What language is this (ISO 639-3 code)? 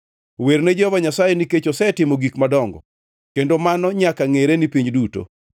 luo